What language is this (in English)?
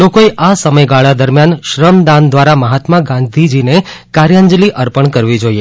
Gujarati